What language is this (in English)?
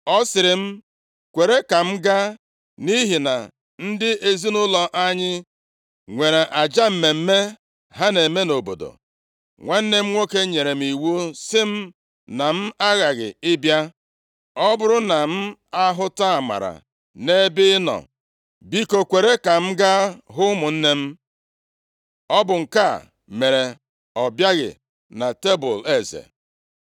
Igbo